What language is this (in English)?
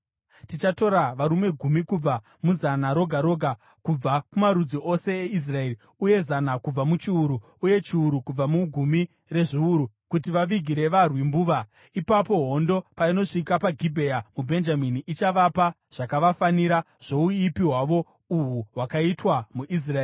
Shona